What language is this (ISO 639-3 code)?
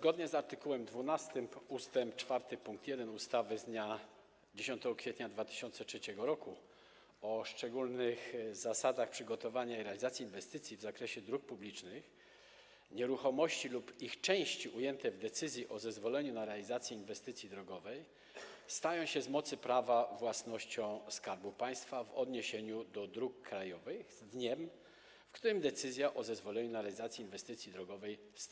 pol